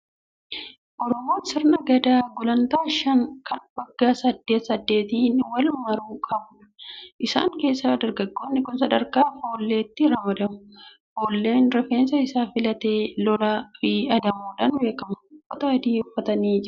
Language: Oromo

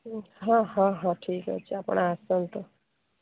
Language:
Odia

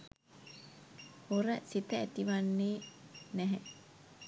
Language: Sinhala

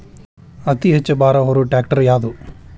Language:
Kannada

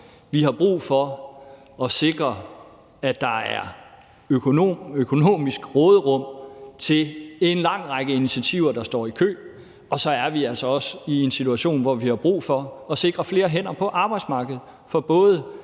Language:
Danish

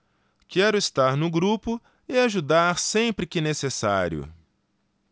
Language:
Portuguese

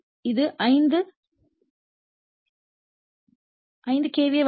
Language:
Tamil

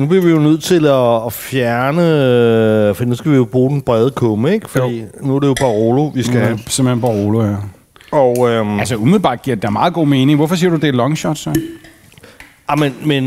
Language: Danish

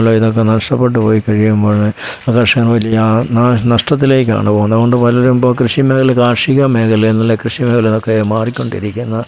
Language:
Malayalam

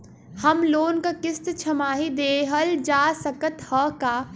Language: Bhojpuri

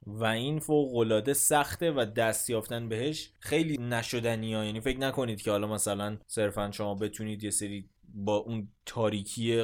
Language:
Persian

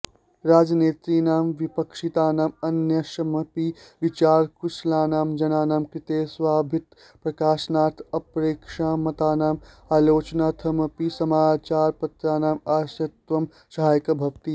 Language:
Sanskrit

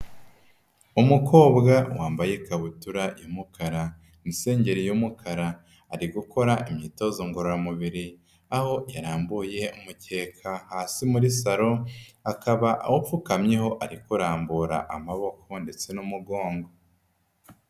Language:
Kinyarwanda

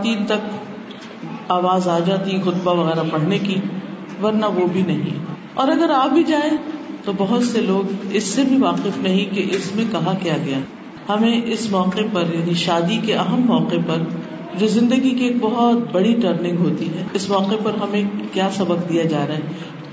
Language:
Urdu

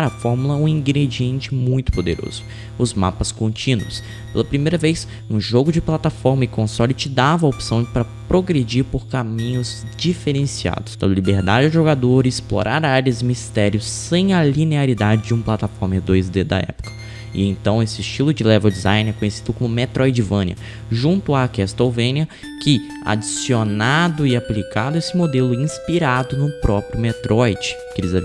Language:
Portuguese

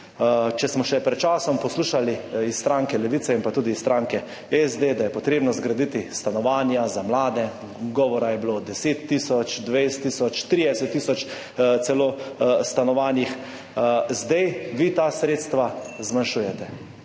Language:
Slovenian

